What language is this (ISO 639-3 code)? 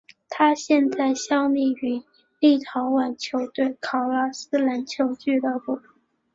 zho